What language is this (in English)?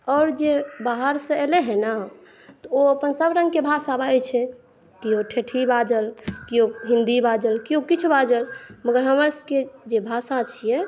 Maithili